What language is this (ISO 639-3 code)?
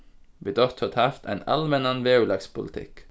fao